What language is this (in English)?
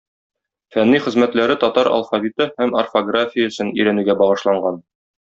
Tatar